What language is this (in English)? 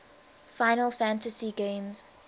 English